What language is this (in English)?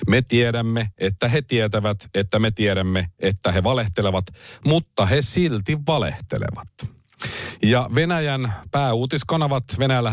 Finnish